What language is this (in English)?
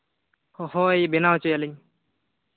Santali